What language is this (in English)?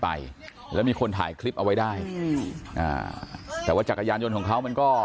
Thai